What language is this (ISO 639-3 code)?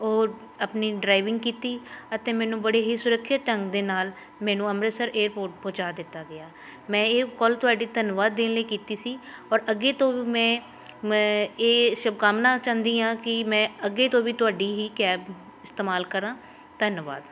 pan